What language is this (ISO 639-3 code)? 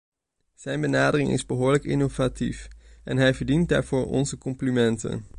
nld